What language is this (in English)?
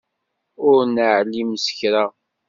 Kabyle